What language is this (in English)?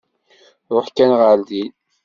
Kabyle